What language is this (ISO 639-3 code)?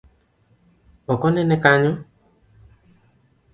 luo